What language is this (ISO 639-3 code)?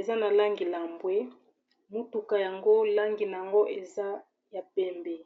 lin